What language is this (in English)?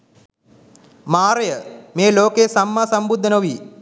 Sinhala